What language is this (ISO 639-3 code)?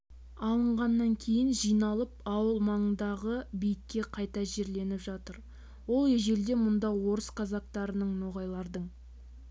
kaz